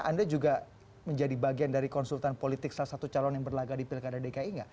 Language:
Indonesian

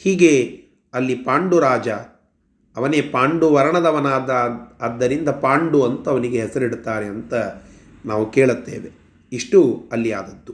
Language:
Kannada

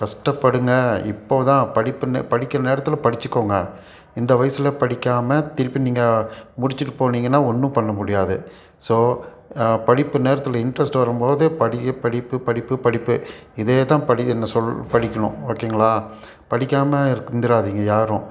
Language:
Tamil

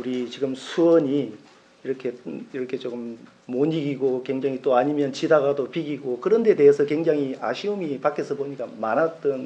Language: Korean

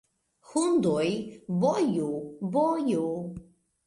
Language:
Esperanto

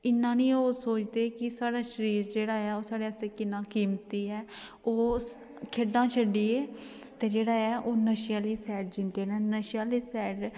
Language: Dogri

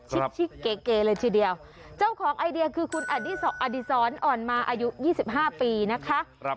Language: Thai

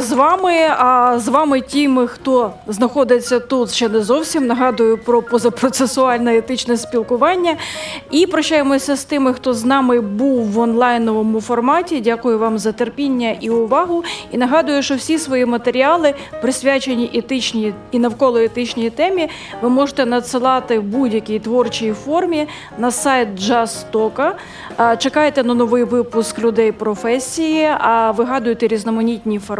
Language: Ukrainian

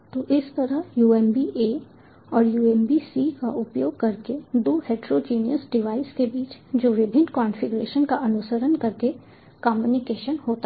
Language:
Hindi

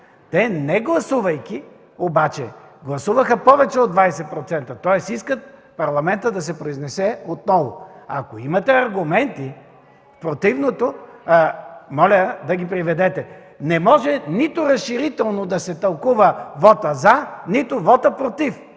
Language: Bulgarian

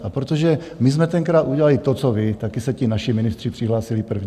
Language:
Czech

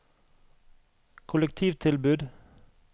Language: Norwegian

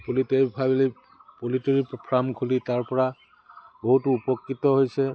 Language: Assamese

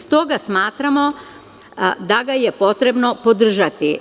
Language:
Serbian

